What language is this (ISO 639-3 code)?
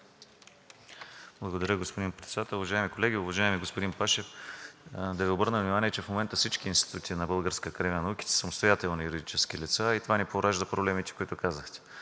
bul